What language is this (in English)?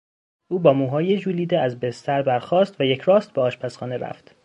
Persian